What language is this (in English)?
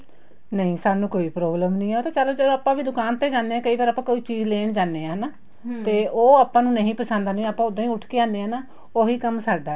Punjabi